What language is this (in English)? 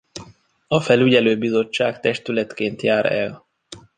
Hungarian